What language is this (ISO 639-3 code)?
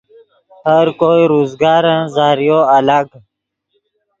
ydg